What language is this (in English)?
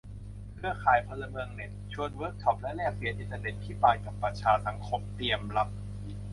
Thai